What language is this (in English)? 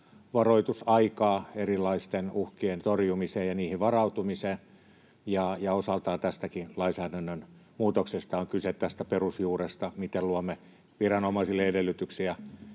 Finnish